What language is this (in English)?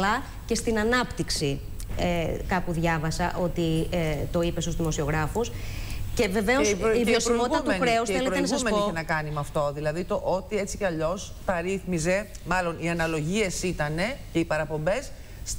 Greek